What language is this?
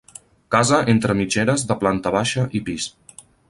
Catalan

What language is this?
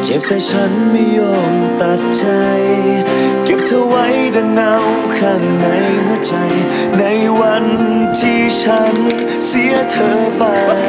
Thai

